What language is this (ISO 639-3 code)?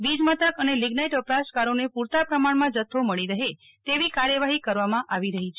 guj